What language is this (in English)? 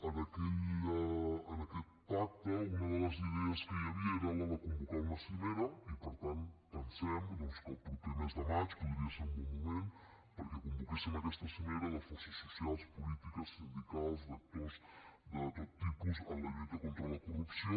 Catalan